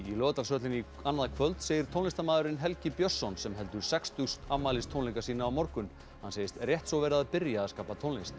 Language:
Icelandic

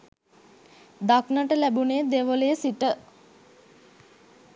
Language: Sinhala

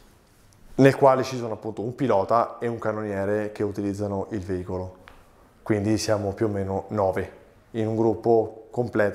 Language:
Italian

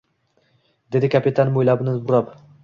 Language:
Uzbek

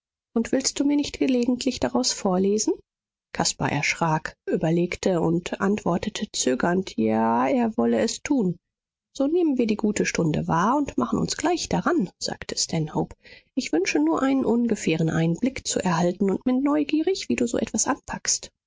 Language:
German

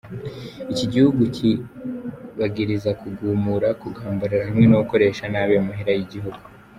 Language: Kinyarwanda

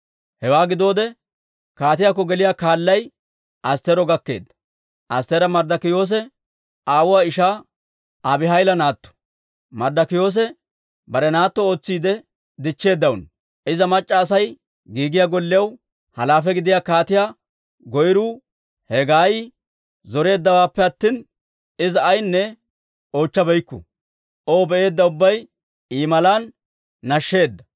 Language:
Dawro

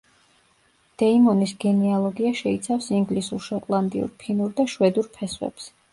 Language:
Georgian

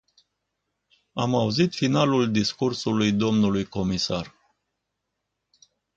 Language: Romanian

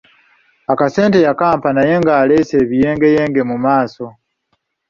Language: Ganda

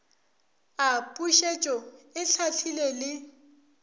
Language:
Northern Sotho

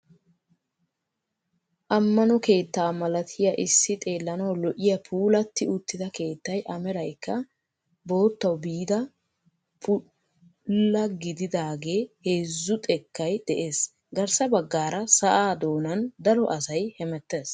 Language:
Wolaytta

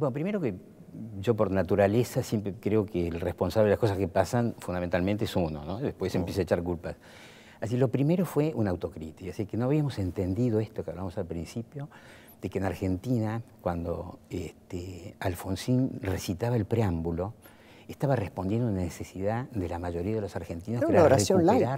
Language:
Spanish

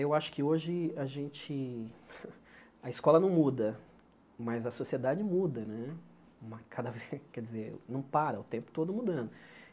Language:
Portuguese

